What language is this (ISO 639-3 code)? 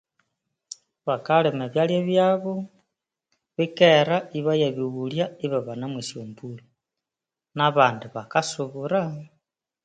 koo